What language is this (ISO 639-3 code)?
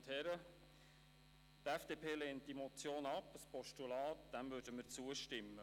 gsw